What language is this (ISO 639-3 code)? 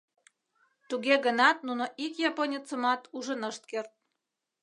chm